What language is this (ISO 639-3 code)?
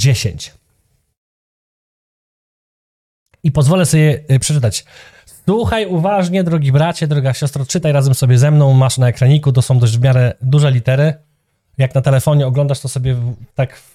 pol